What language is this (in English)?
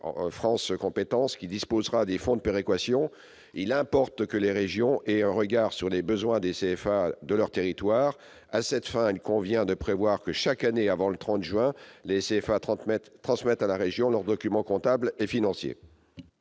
French